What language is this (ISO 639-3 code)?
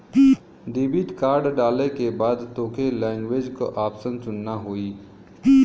bho